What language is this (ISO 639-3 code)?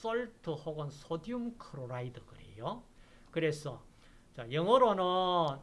kor